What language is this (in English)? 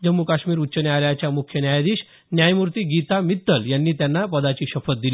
Marathi